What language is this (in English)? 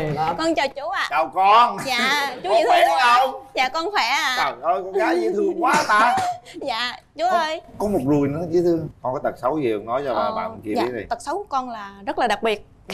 Vietnamese